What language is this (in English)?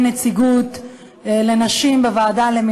Hebrew